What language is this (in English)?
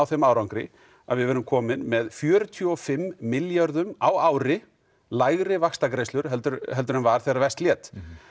Icelandic